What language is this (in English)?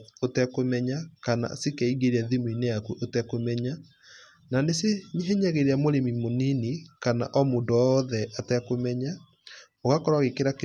Kikuyu